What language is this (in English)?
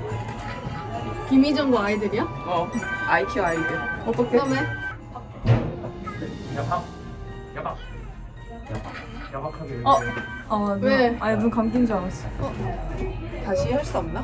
Korean